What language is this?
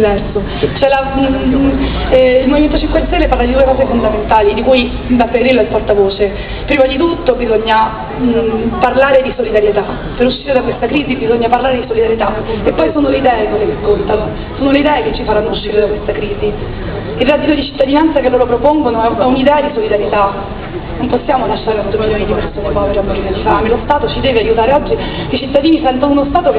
Italian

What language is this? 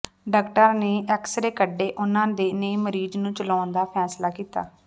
Punjabi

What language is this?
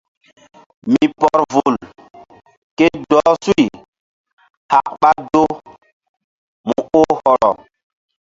Mbum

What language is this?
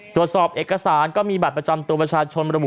Thai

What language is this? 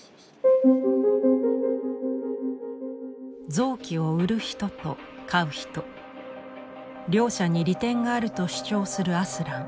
Japanese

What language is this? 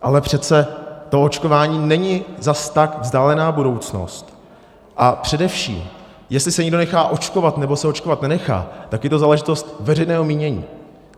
Czech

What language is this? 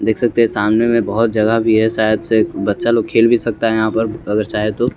Hindi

